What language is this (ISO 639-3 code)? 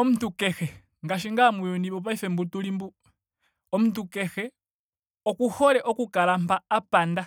ndo